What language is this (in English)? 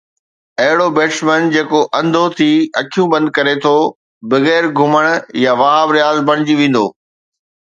Sindhi